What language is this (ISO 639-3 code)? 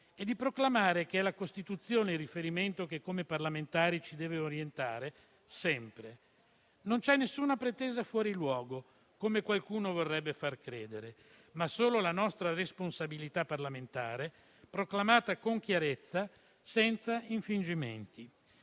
ita